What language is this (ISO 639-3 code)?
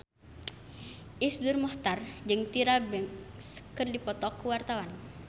sun